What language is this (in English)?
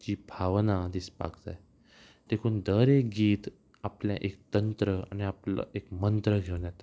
Konkani